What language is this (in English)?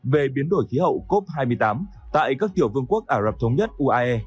Vietnamese